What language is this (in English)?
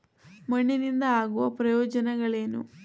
Kannada